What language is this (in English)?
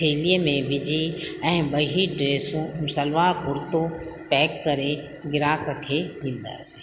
Sindhi